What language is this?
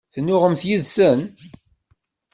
Kabyle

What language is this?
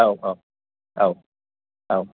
Bodo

